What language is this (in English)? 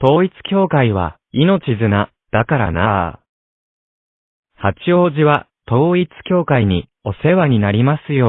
Japanese